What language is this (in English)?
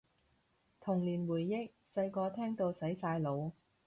Cantonese